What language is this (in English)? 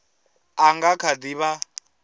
Venda